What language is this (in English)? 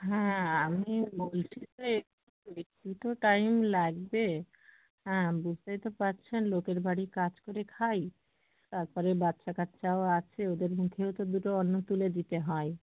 Bangla